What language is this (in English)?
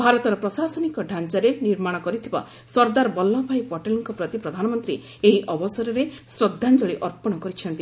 Odia